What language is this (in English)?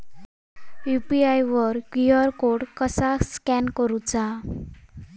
Marathi